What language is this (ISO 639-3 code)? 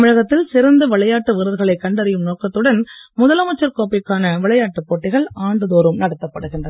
tam